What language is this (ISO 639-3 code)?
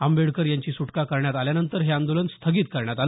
mar